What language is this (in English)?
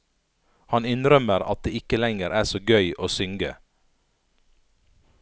Norwegian